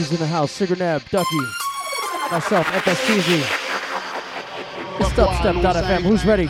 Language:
English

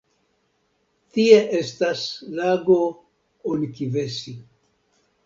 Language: Esperanto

